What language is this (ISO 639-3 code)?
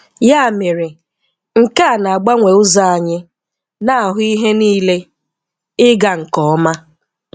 ibo